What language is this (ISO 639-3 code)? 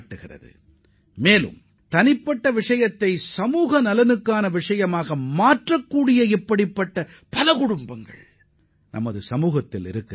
tam